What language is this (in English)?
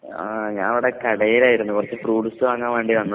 Malayalam